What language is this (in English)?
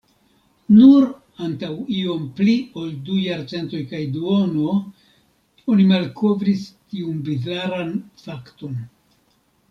Esperanto